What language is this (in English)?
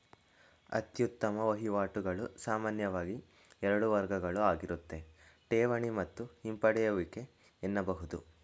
Kannada